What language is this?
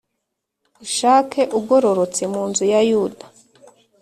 Kinyarwanda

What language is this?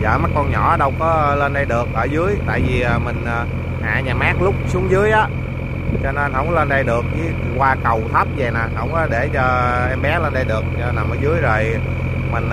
Vietnamese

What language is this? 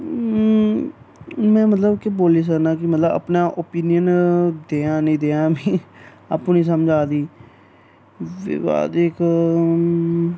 Dogri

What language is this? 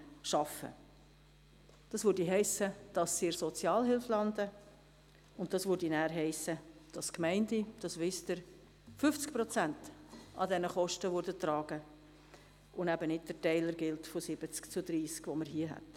Swiss German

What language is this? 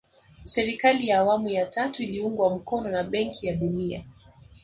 Swahili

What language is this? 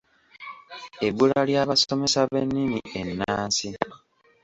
Ganda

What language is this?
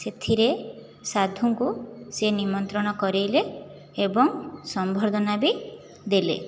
Odia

